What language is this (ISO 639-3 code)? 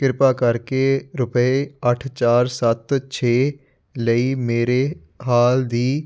pan